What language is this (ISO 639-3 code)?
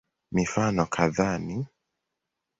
swa